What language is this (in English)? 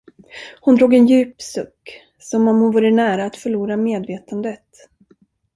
Swedish